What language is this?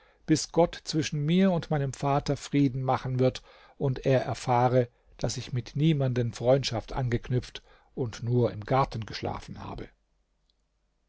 German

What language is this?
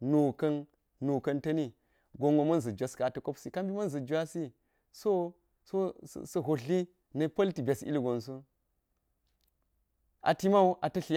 Geji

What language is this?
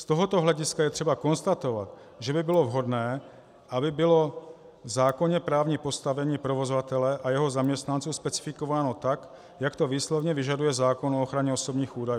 Czech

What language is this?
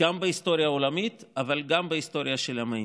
Hebrew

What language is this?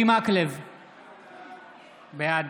Hebrew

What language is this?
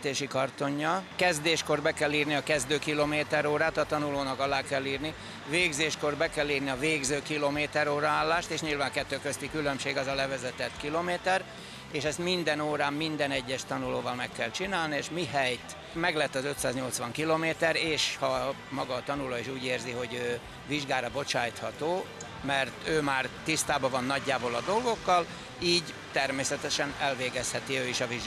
Hungarian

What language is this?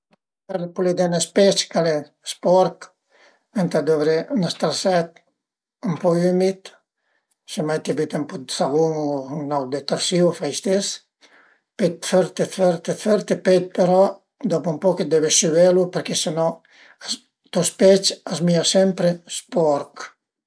Piedmontese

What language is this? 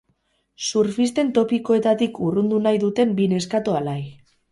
Basque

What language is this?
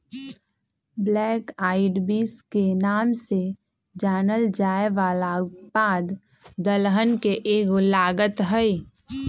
Magahi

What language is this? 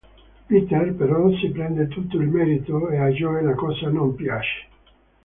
Italian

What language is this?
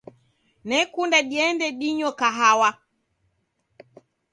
Taita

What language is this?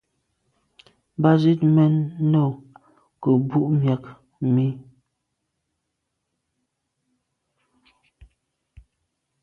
Medumba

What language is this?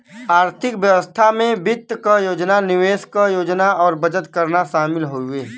Bhojpuri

